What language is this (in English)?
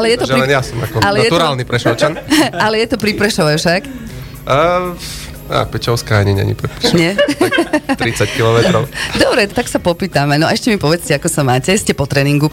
Slovak